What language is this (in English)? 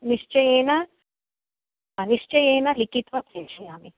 Sanskrit